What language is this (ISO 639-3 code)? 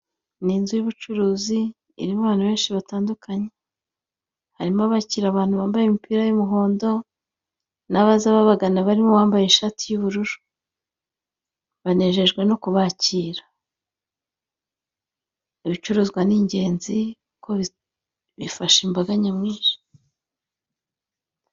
kin